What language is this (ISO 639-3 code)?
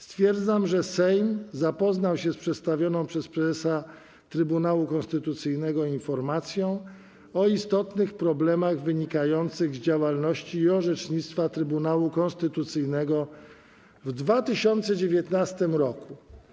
pol